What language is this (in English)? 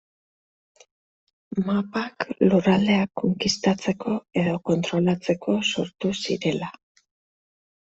Basque